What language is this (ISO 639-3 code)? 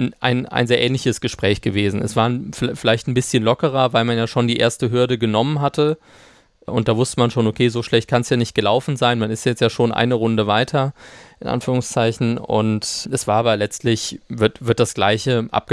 deu